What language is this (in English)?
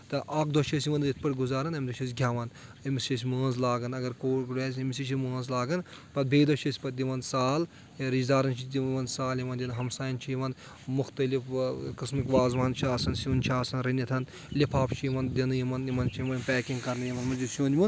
Kashmiri